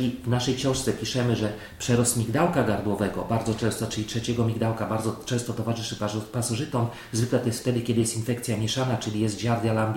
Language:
Polish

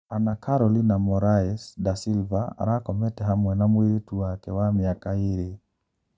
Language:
Kikuyu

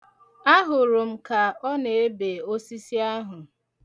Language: Igbo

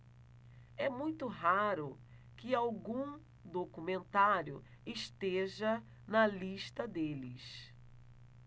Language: Portuguese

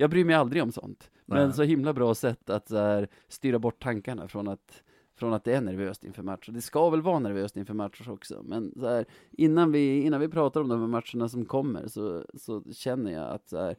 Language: Swedish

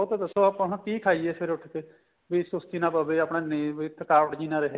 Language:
Punjabi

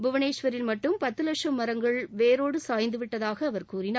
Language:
Tamil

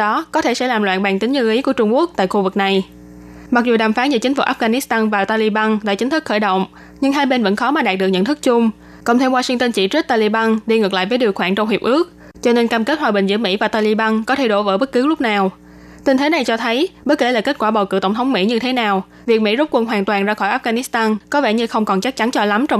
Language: Vietnamese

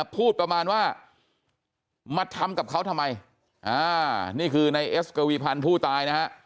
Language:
Thai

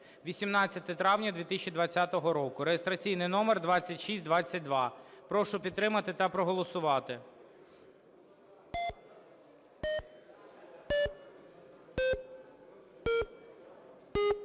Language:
Ukrainian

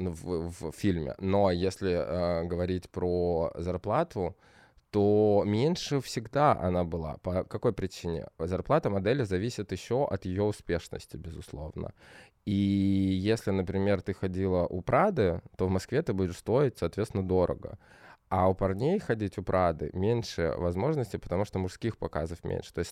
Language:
Russian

